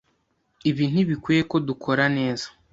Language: Kinyarwanda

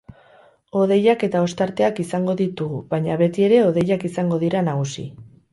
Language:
Basque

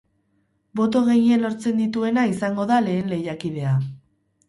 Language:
Basque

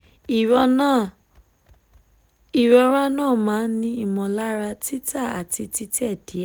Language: Yoruba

